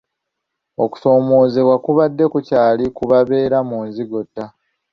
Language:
Ganda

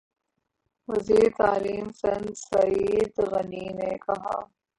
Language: Urdu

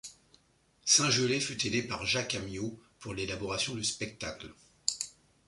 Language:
French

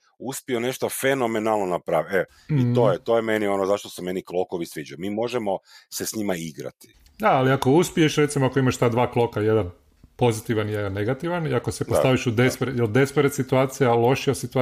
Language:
Croatian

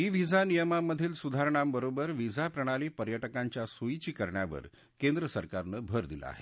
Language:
Marathi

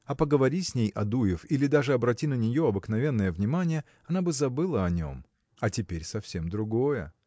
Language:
Russian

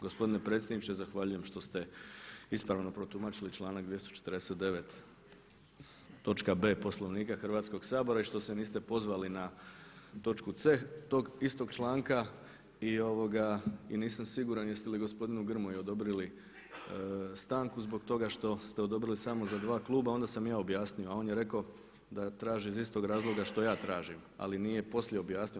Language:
Croatian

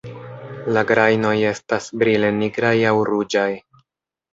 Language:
Esperanto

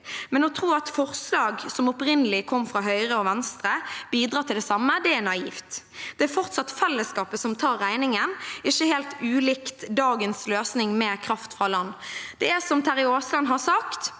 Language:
Norwegian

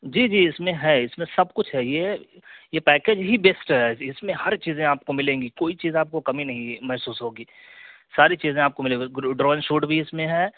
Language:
Urdu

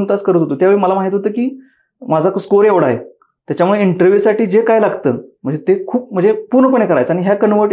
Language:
Marathi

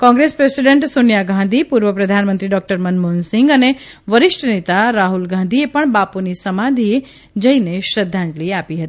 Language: Gujarati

